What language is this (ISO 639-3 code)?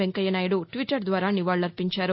tel